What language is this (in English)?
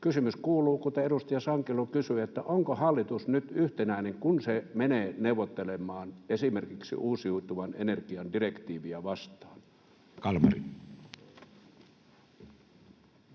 Finnish